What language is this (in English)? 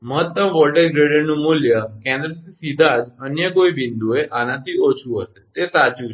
Gujarati